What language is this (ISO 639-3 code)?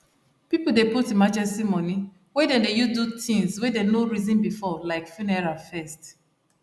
pcm